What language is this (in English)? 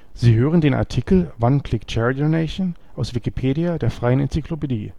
German